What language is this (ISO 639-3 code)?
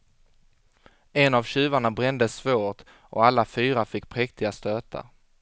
swe